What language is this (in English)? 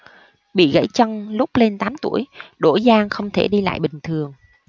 Vietnamese